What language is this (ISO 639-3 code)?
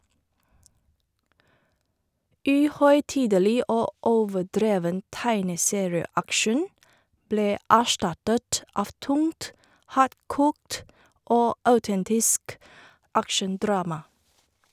nor